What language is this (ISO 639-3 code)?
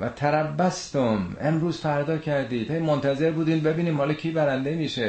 fas